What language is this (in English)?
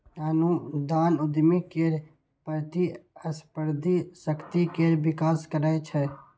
Maithili